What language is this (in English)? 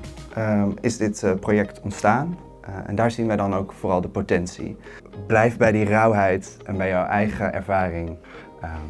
Dutch